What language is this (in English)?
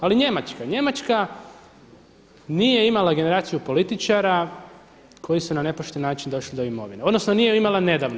Croatian